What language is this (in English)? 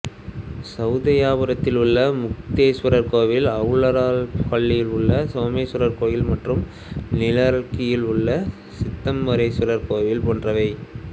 Tamil